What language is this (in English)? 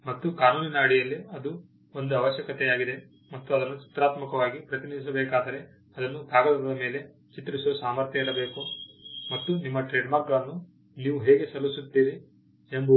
Kannada